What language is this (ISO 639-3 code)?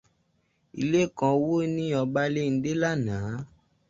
yor